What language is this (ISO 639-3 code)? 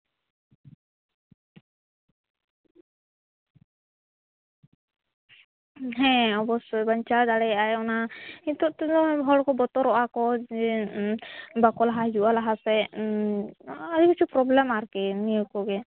sat